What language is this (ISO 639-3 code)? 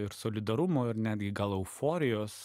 lit